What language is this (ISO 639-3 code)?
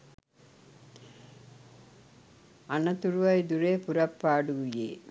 sin